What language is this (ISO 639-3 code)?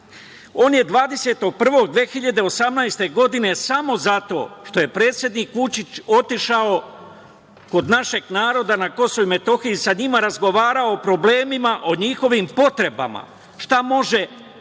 srp